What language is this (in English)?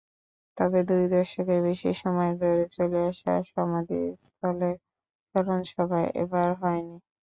Bangla